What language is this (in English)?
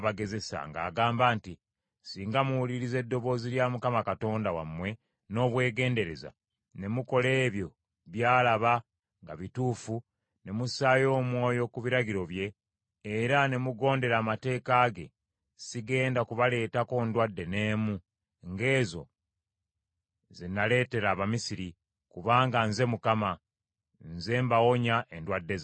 Ganda